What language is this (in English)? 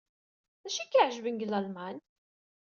Kabyle